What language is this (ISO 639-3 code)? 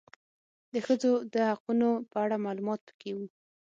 pus